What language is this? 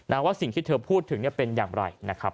Thai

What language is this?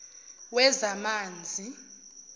Zulu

